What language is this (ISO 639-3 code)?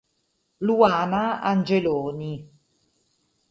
ita